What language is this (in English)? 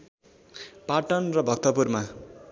Nepali